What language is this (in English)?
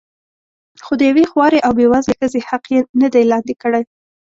Pashto